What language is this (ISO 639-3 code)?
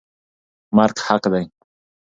pus